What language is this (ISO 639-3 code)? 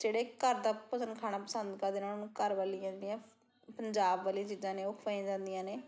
pan